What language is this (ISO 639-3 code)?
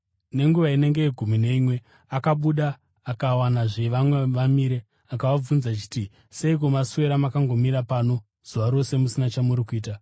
sna